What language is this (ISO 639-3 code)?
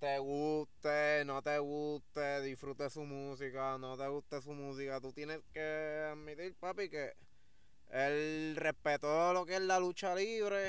spa